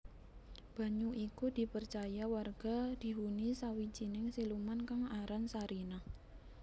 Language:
Javanese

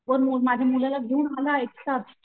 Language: Marathi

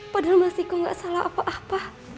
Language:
Indonesian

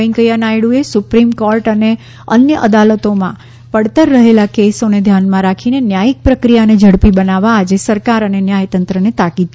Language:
Gujarati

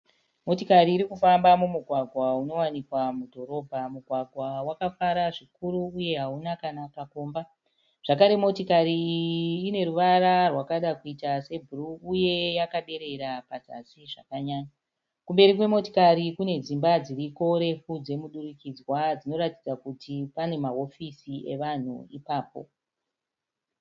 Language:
Shona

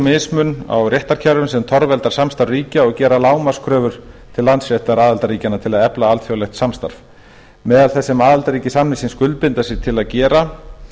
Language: Icelandic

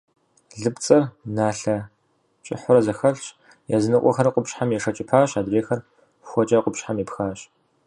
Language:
Kabardian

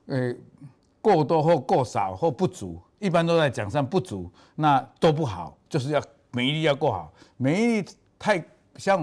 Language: Chinese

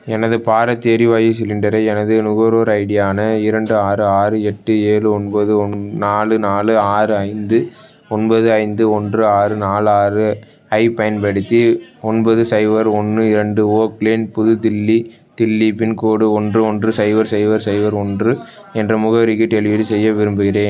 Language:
Tamil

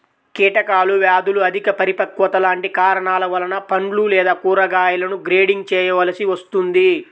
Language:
Telugu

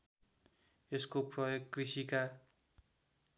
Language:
Nepali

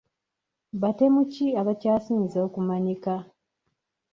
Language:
Ganda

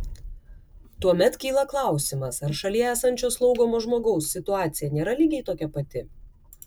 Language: Lithuanian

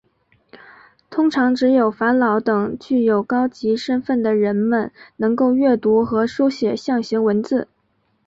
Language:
Chinese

